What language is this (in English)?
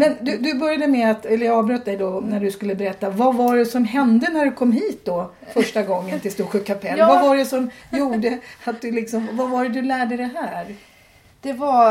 Swedish